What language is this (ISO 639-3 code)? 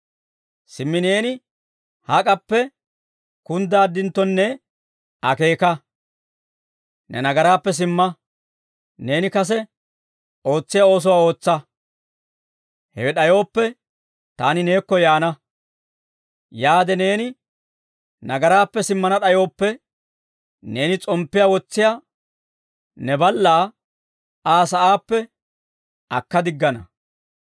dwr